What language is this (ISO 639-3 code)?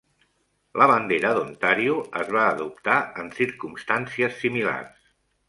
cat